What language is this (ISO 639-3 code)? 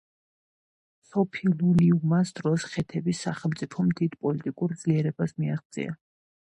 kat